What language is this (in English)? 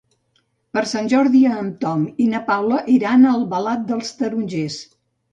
Catalan